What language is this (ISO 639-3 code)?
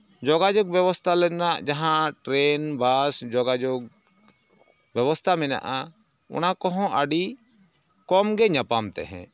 sat